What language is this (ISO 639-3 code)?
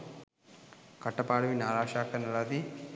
sin